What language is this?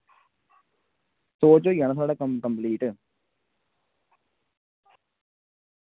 Dogri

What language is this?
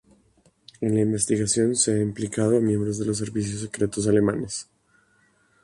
Spanish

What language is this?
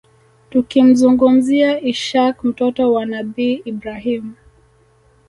Swahili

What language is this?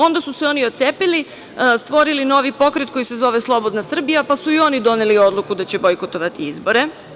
Serbian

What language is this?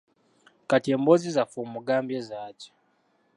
Ganda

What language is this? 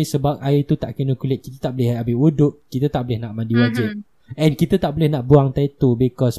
Malay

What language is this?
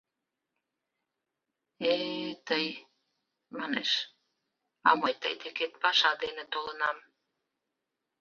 Mari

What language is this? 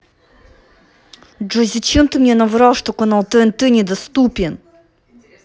Russian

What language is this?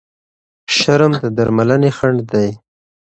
Pashto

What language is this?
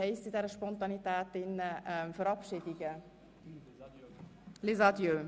Swiss German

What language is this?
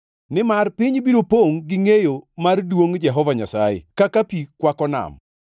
Luo (Kenya and Tanzania)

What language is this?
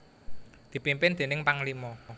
Javanese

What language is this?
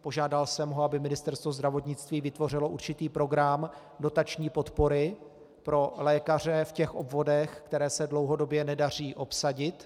Czech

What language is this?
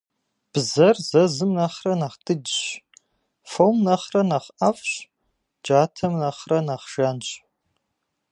Kabardian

